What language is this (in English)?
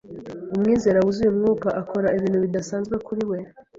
Kinyarwanda